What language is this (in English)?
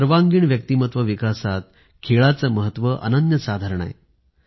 Marathi